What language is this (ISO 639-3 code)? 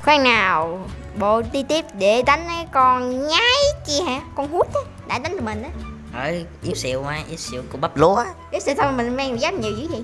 vie